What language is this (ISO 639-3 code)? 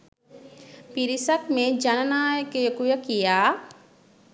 sin